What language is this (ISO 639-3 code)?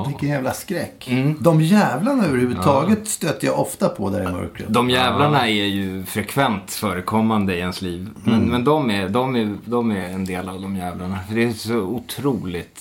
swe